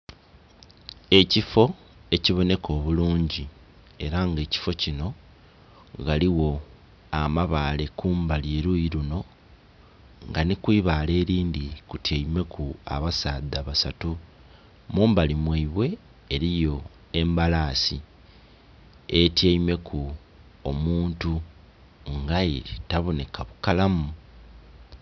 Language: Soga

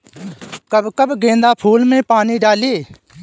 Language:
Bhojpuri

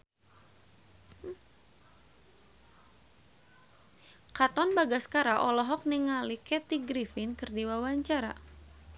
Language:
Sundanese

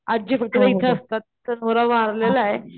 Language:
Marathi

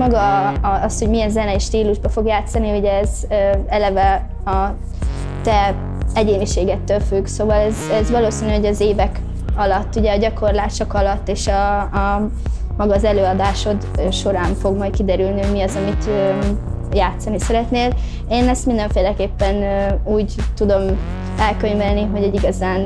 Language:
Hungarian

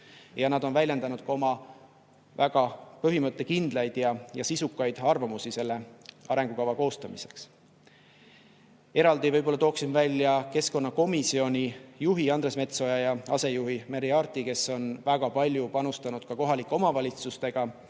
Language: Estonian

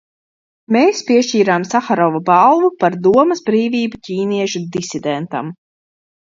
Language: Latvian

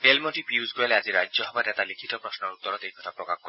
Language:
Assamese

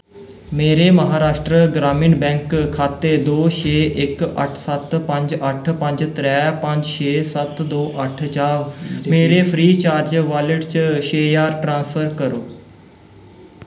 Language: Dogri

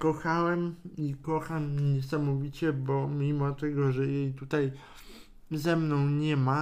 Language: Polish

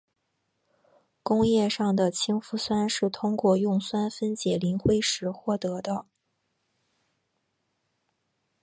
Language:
Chinese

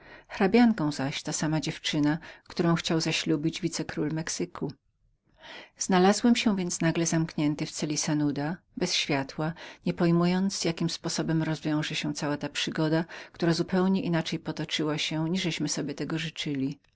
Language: Polish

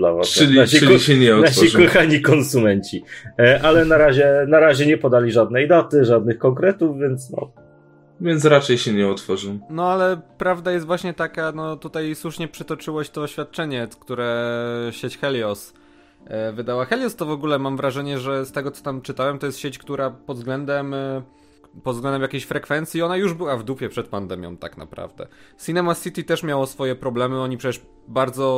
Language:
Polish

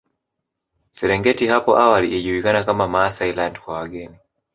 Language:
Swahili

